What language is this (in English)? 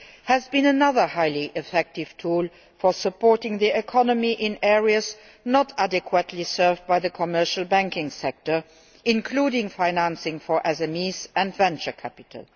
English